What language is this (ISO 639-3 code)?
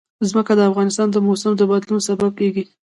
pus